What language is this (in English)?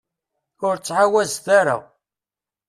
Kabyle